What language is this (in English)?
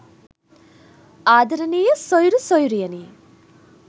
Sinhala